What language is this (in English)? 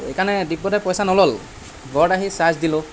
Assamese